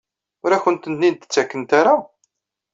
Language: Kabyle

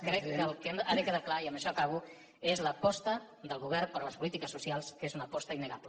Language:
Catalan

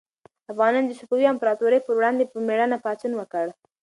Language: Pashto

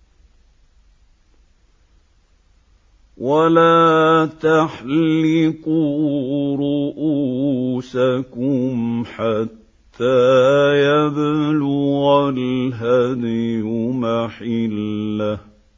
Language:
Arabic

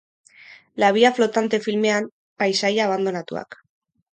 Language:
Basque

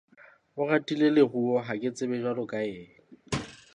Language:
Southern Sotho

